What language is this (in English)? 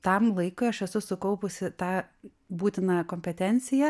Lithuanian